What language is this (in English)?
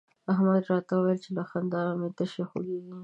Pashto